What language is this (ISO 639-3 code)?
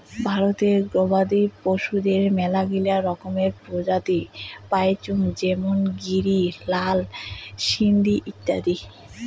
ben